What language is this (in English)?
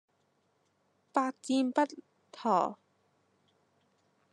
Cantonese